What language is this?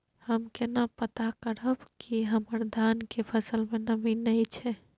Maithili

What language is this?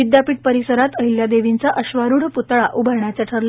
Marathi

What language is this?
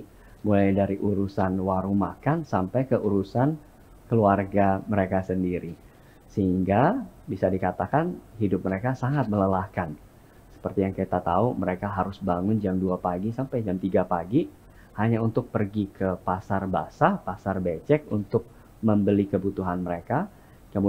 Indonesian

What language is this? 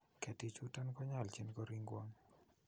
Kalenjin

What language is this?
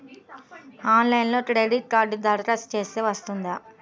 Telugu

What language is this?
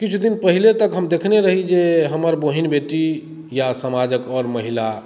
Maithili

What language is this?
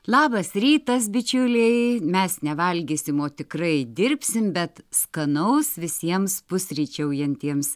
Lithuanian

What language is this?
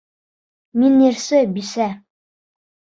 Bashkir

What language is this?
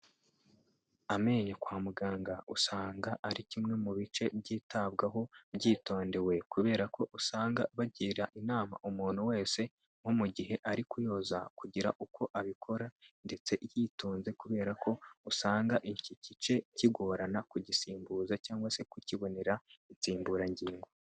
Kinyarwanda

